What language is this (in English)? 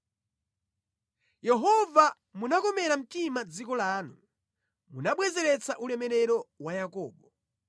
Nyanja